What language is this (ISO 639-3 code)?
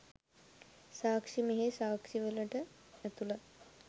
sin